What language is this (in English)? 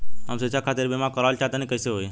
Bhojpuri